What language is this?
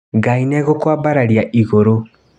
Kikuyu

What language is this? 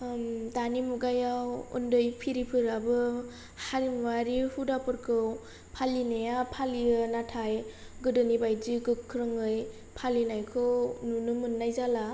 Bodo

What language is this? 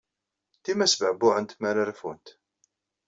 Kabyle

